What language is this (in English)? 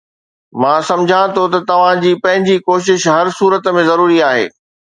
Sindhi